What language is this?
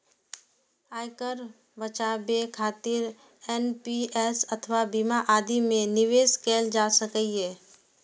Maithili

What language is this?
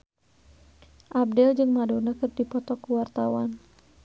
Sundanese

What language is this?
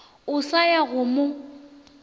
Northern Sotho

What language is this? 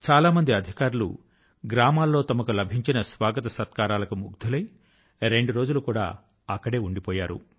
Telugu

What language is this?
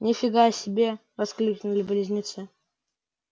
Russian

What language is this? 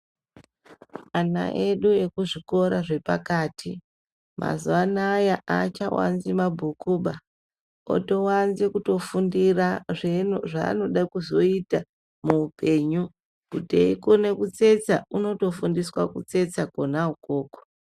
Ndau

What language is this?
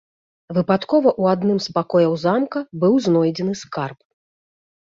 Belarusian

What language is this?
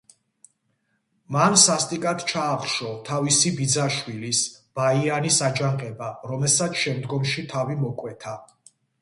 Georgian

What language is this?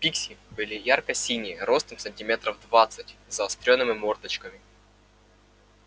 Russian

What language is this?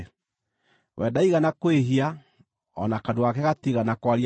Kikuyu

